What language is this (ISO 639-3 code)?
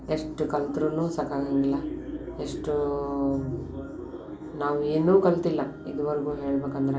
kan